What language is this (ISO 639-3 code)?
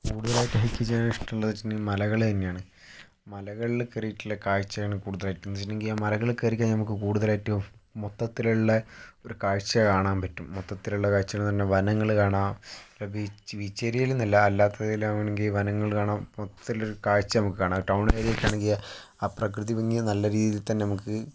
mal